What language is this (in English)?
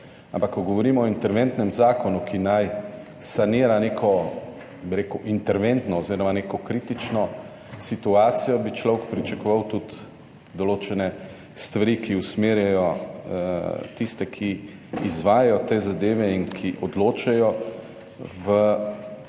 Slovenian